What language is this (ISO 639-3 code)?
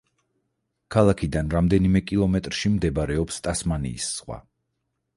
kat